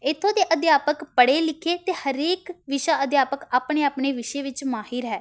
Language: Punjabi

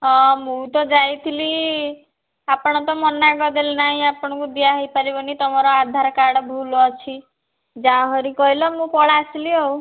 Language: Odia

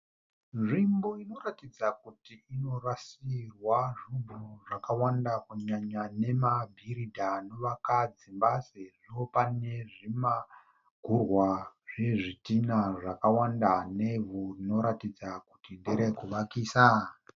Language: Shona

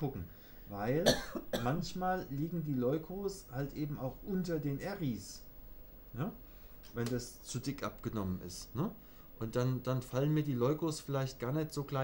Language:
German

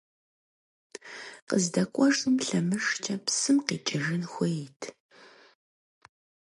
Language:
Kabardian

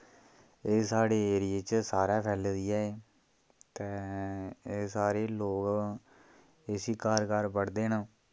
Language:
Dogri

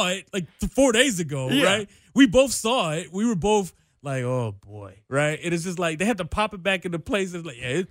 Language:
English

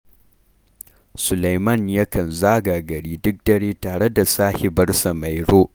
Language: Hausa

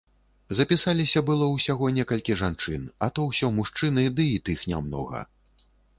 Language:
Belarusian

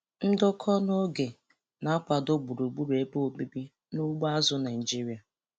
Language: Igbo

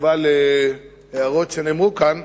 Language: Hebrew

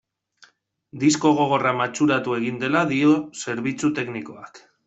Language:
Basque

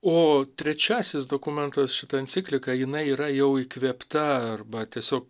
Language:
Lithuanian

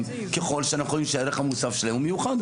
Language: Hebrew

